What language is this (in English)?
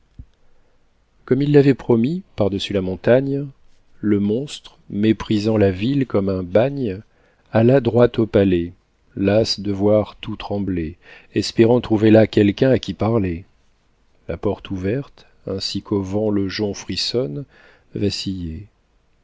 French